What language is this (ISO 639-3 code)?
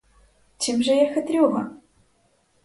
ukr